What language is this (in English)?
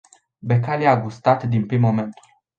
Romanian